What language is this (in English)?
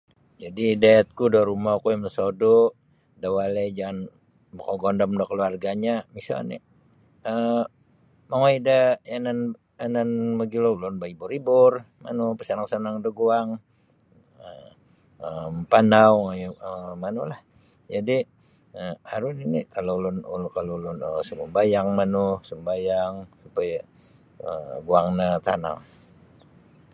Sabah Bisaya